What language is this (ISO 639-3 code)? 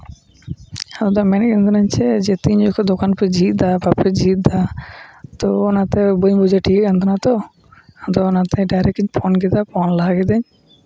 sat